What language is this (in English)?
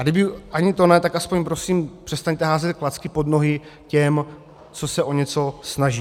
Czech